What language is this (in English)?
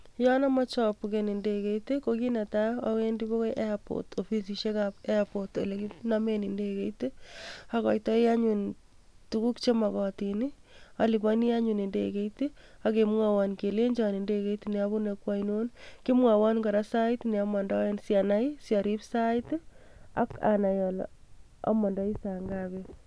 Kalenjin